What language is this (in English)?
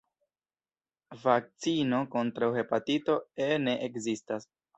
Esperanto